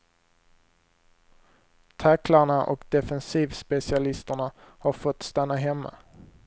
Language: Swedish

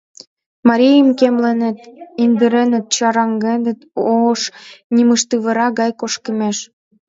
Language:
Mari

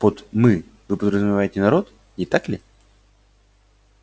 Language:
Russian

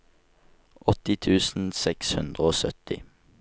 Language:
Norwegian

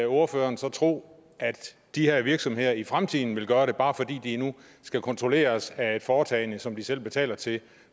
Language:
Danish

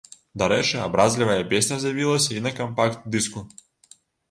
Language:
Belarusian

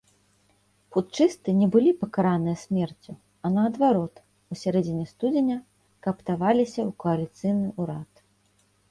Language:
Belarusian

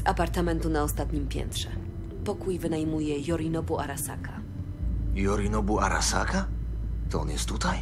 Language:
Polish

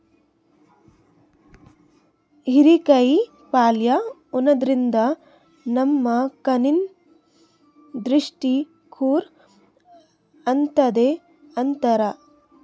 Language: Kannada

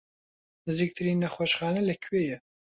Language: Central Kurdish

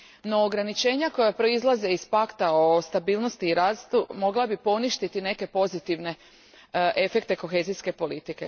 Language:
Croatian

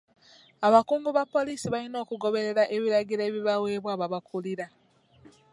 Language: Ganda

